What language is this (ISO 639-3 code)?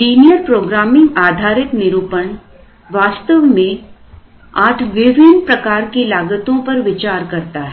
hin